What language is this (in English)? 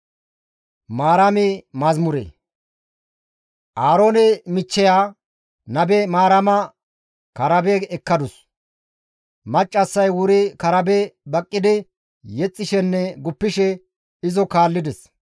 Gamo